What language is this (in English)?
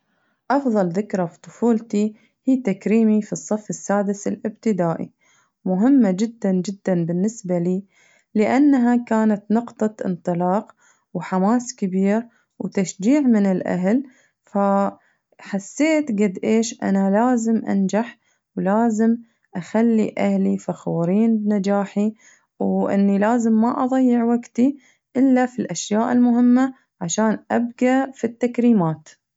Najdi Arabic